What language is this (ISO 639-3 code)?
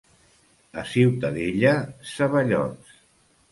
cat